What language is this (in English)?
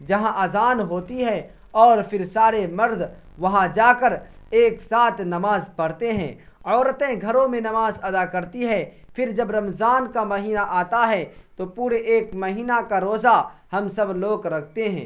Urdu